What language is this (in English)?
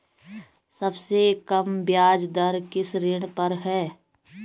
Hindi